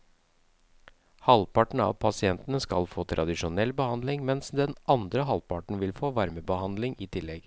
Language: Norwegian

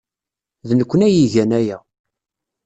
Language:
Kabyle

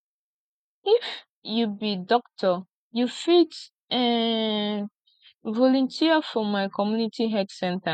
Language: Nigerian Pidgin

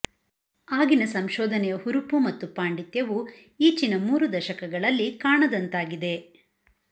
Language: Kannada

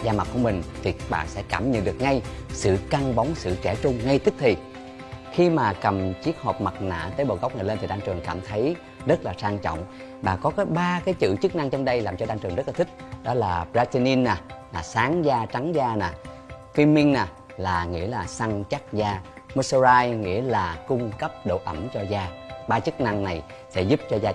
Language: Vietnamese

